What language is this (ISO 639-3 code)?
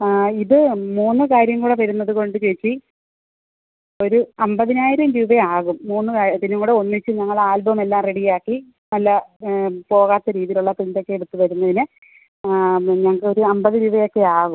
mal